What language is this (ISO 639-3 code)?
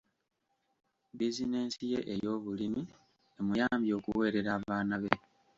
lug